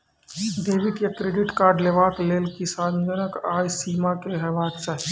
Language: Maithili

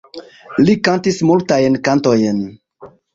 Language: Esperanto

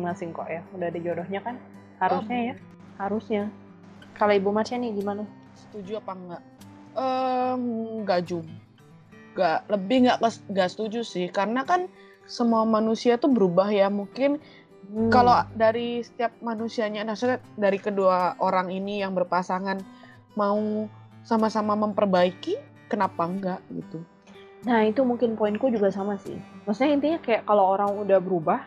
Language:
Indonesian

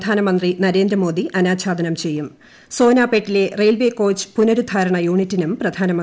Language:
Malayalam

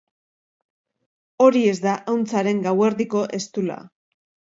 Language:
Basque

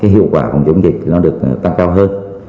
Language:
Vietnamese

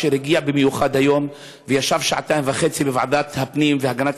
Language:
Hebrew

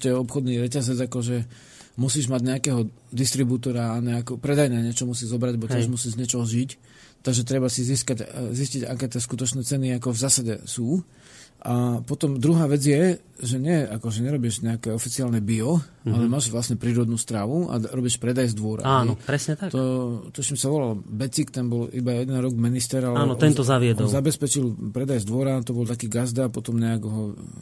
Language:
Slovak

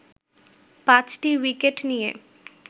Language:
Bangla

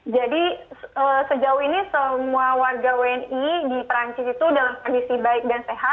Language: Indonesian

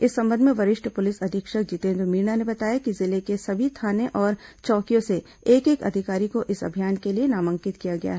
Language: Hindi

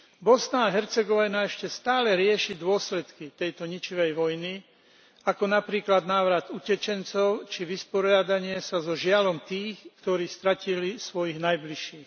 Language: Slovak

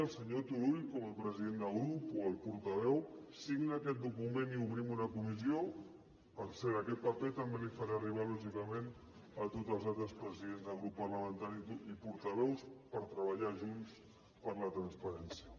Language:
Catalan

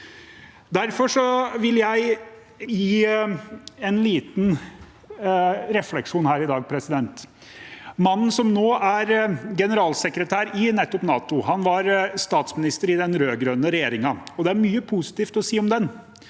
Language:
Norwegian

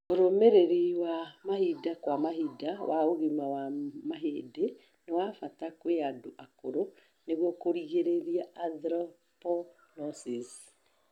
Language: Kikuyu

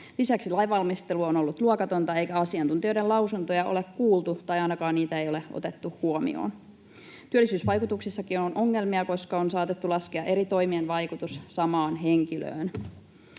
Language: Finnish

